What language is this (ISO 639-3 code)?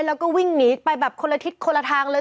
tha